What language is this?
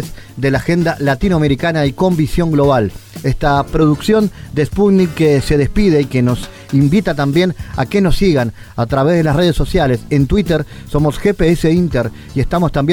Spanish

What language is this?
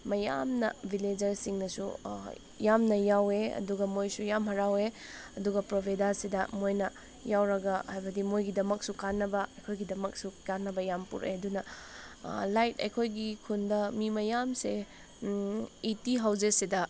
Manipuri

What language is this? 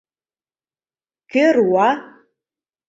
Mari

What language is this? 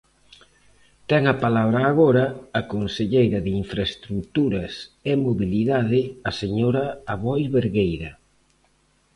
Galician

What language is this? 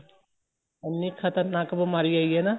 Punjabi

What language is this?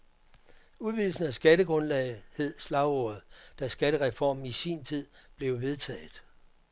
Danish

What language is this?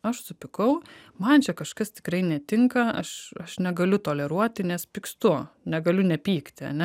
Lithuanian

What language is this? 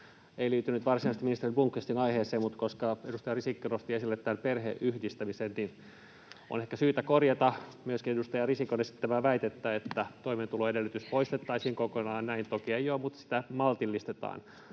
Finnish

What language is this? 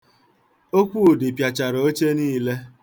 Igbo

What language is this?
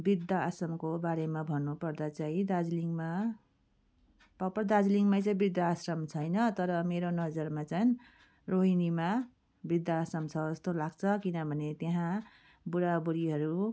Nepali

